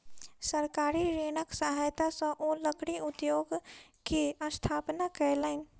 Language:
Maithili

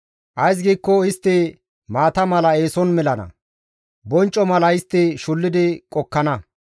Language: Gamo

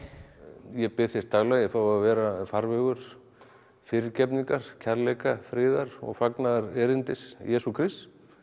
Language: Icelandic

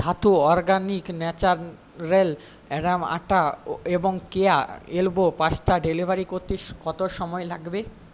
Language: Bangla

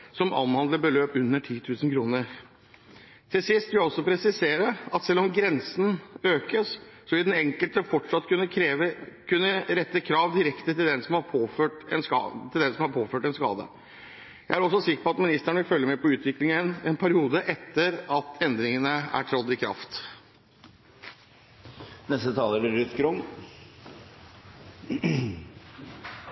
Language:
Norwegian Bokmål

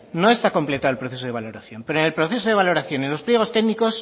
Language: Spanish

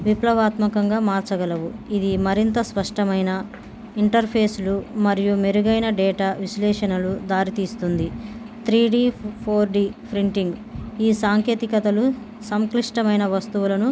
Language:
Telugu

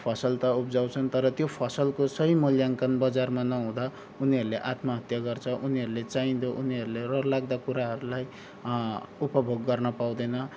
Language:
Nepali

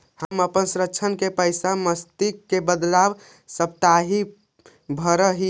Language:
Magahi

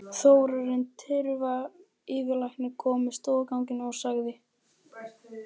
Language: Icelandic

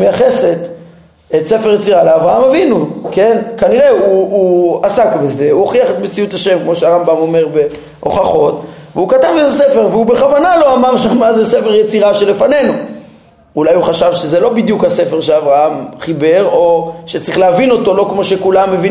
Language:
Hebrew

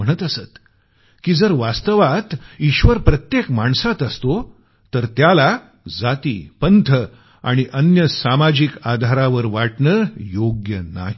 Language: Marathi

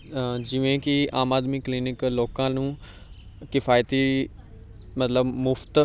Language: Punjabi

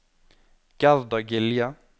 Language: Norwegian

